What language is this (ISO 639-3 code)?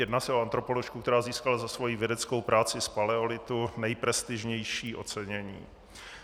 ces